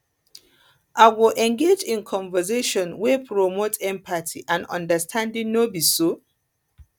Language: Nigerian Pidgin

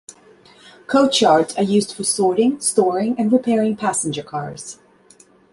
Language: English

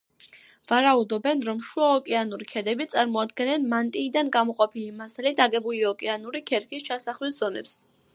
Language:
Georgian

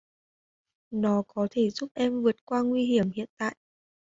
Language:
Vietnamese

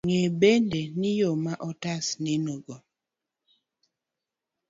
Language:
Luo (Kenya and Tanzania)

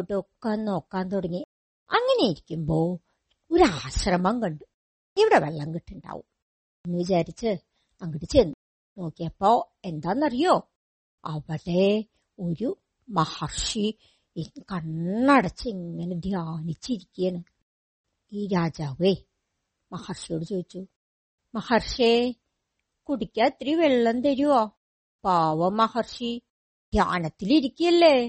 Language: Malayalam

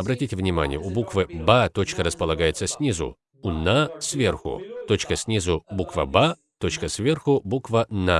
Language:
Russian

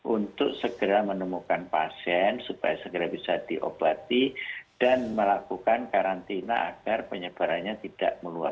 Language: Indonesian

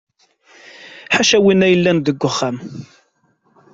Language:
Kabyle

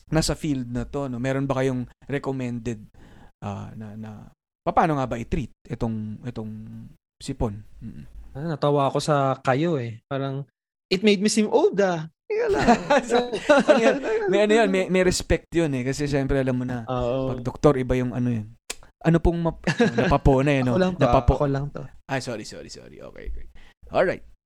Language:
Filipino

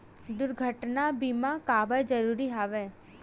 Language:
Chhattisgarhi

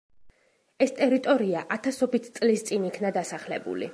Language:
Georgian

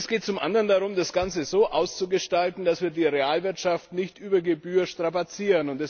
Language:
German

